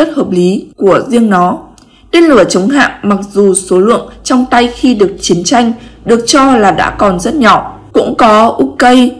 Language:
Vietnamese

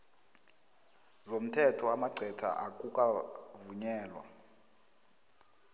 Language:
South Ndebele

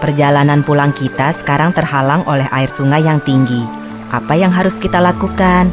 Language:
Indonesian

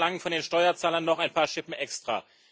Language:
German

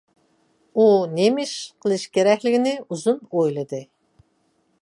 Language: Uyghur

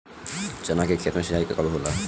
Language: Bhojpuri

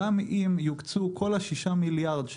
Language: Hebrew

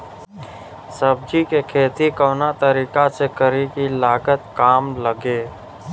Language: Bhojpuri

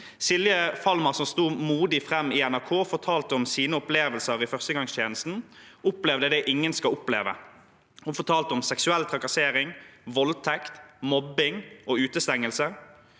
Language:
Norwegian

